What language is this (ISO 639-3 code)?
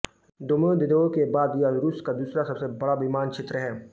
hin